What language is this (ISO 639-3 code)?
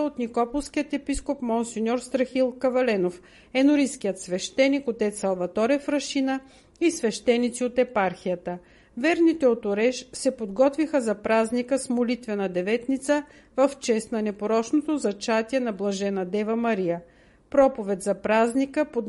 bul